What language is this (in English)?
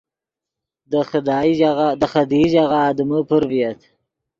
Yidgha